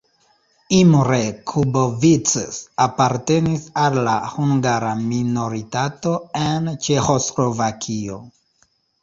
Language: Esperanto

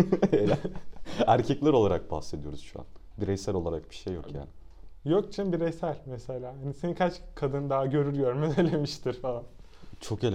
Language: Turkish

